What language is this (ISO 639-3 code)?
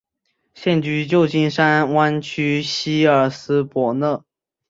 zho